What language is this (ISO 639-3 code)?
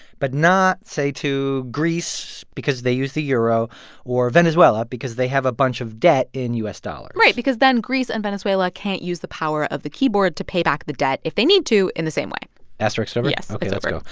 eng